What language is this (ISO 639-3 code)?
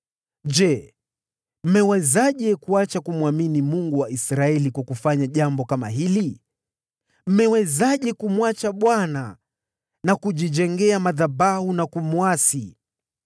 swa